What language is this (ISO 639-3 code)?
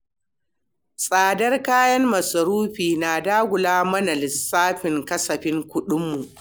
hau